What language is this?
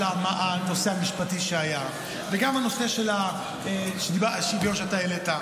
Hebrew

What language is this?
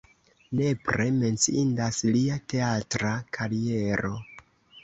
Esperanto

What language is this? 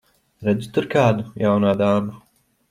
Latvian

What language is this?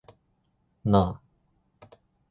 Japanese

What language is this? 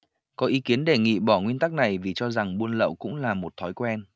Vietnamese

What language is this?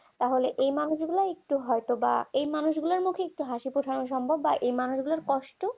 Bangla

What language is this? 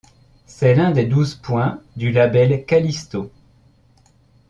French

